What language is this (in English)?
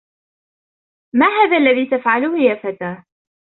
Arabic